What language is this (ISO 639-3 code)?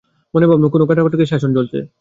ben